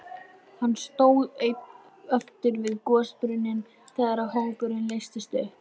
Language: Icelandic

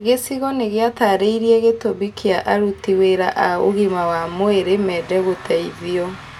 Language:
Kikuyu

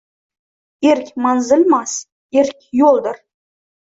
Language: Uzbek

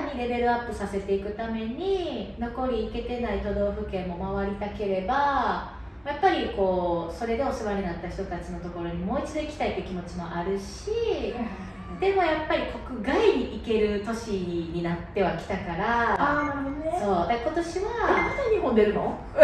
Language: Japanese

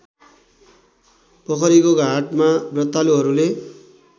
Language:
Nepali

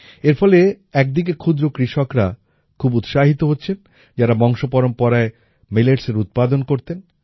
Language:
Bangla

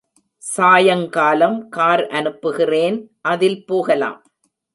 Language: Tamil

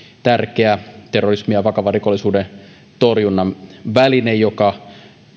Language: Finnish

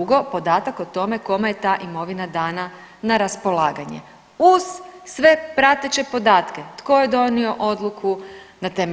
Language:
Croatian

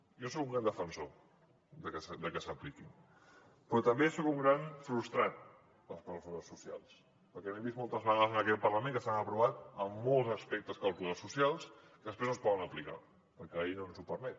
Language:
Catalan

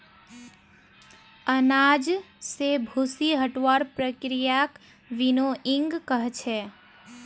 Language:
Magahi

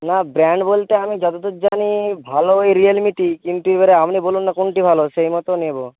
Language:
Bangla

